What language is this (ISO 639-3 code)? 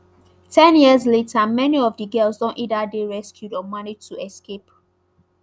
pcm